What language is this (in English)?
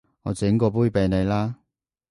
Cantonese